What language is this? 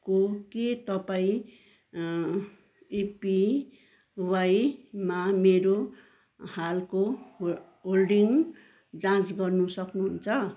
Nepali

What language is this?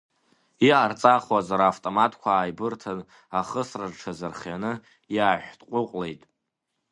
Abkhazian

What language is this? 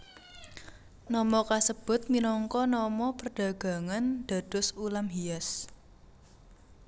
Javanese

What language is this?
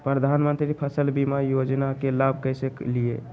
Magahi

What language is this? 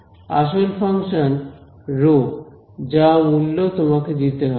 Bangla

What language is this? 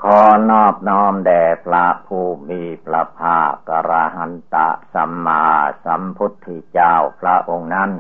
Thai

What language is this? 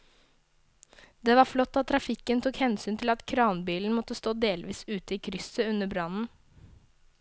Norwegian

